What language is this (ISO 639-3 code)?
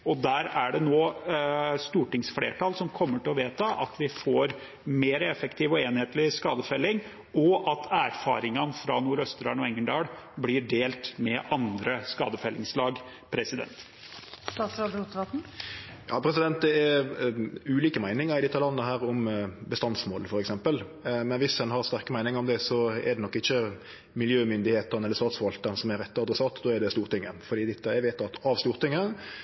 nor